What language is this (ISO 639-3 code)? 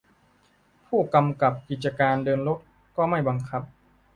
tha